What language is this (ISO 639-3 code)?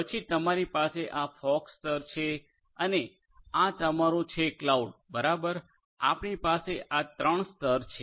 guj